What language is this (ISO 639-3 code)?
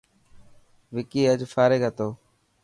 mki